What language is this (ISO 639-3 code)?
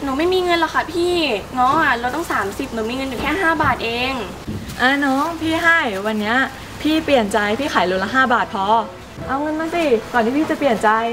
tha